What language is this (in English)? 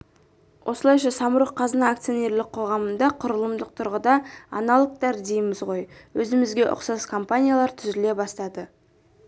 Kazakh